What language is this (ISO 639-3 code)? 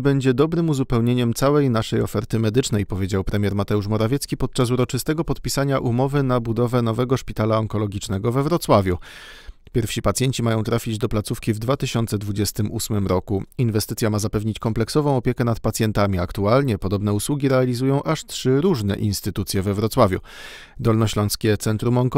pol